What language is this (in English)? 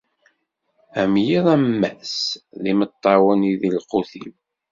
Kabyle